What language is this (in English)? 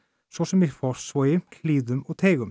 Icelandic